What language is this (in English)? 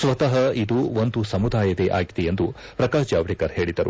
Kannada